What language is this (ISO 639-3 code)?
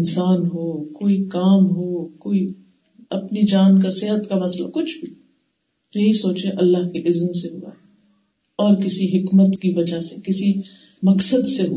urd